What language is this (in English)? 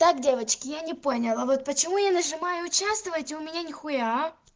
Russian